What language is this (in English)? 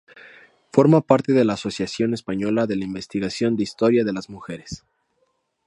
Spanish